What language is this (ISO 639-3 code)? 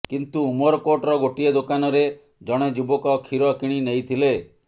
ori